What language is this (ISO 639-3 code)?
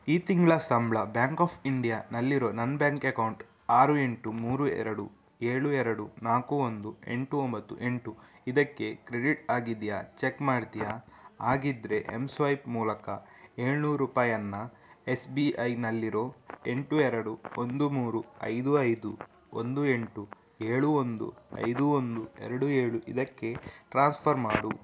kan